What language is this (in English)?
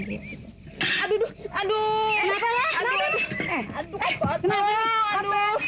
Indonesian